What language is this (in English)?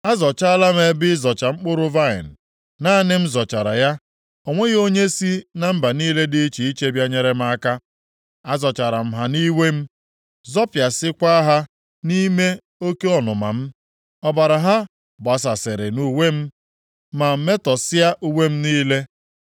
Igbo